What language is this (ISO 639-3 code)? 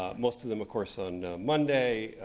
eng